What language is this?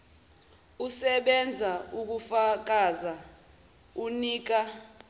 Zulu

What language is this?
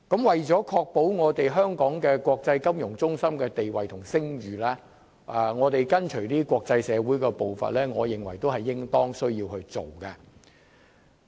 Cantonese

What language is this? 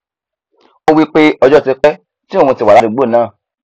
Yoruba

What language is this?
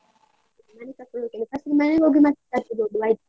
Kannada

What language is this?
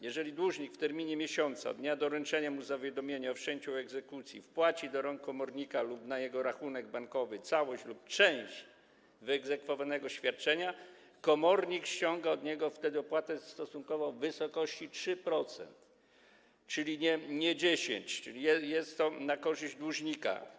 Polish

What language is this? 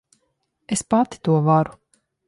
Latvian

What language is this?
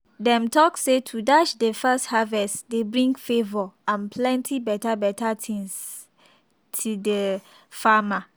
Nigerian Pidgin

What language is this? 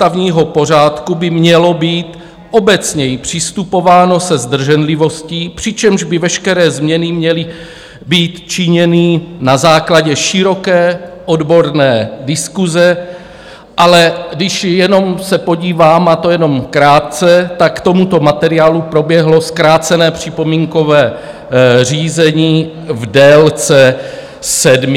Czech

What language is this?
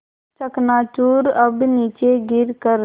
Hindi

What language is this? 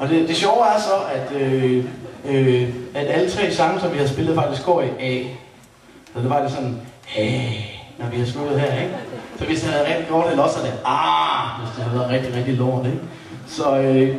Danish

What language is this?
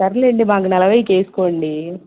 Telugu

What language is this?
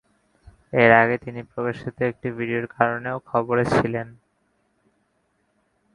Bangla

